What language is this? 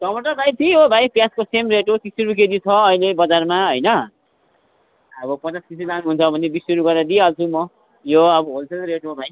Nepali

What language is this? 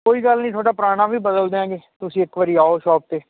Punjabi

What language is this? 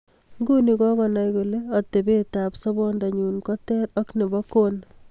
Kalenjin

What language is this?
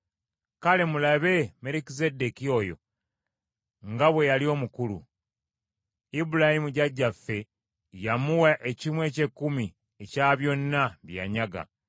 Ganda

